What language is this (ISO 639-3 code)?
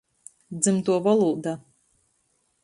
ltg